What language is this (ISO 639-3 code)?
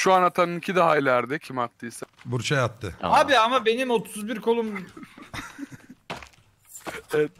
tur